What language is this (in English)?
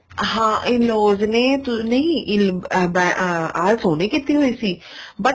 Punjabi